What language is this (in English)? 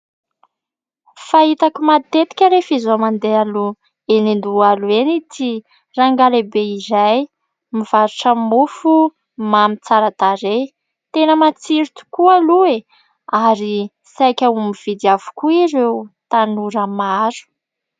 Malagasy